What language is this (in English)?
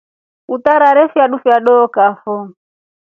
Rombo